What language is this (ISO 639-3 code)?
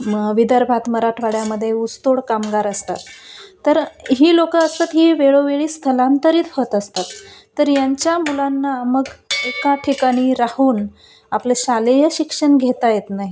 mar